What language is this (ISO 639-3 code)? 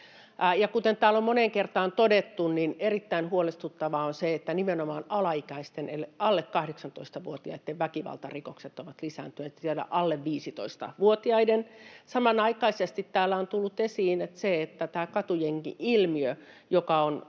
fin